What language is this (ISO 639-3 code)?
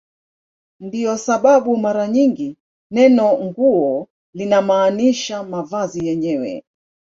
swa